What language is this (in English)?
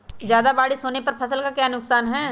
Magahi